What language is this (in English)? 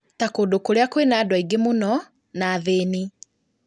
Kikuyu